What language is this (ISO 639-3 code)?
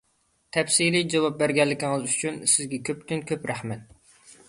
uig